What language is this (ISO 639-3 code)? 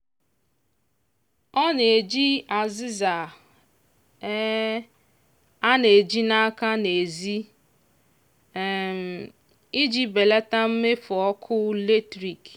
ibo